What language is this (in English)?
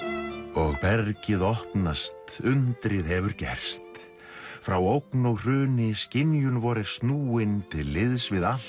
Icelandic